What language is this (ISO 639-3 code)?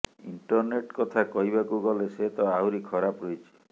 ori